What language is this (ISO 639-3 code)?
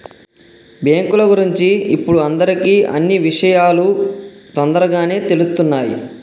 tel